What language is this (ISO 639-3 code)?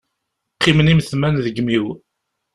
kab